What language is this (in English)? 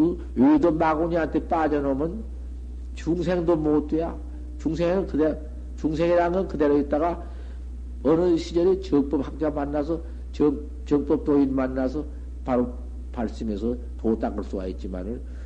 Korean